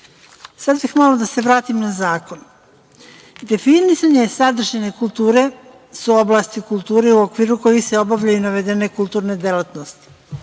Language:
Serbian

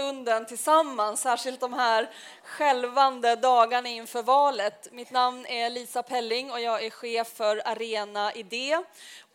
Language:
Swedish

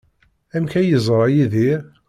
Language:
Kabyle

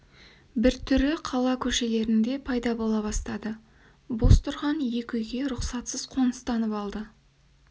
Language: Kazakh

